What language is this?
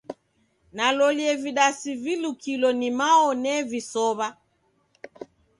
Taita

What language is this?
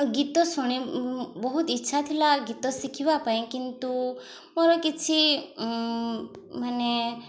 Odia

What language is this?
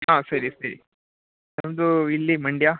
Kannada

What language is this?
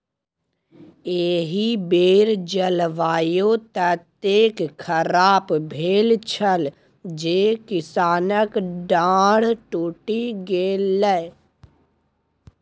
Maithili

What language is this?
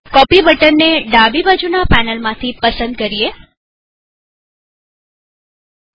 Gujarati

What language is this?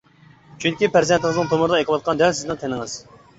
Uyghur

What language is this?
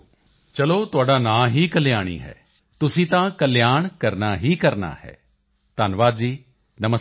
Punjabi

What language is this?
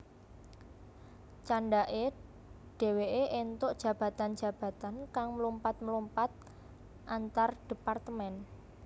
Javanese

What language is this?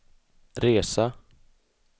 Swedish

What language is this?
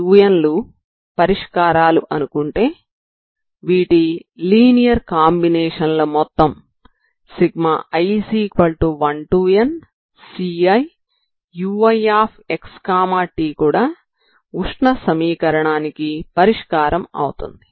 Telugu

